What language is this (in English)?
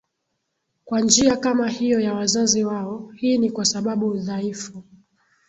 Swahili